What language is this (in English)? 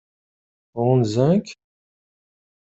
Kabyle